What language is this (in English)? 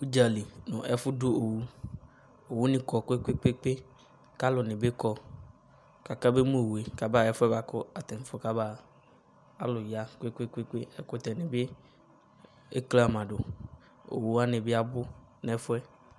Ikposo